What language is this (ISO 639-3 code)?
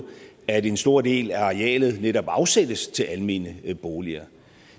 dan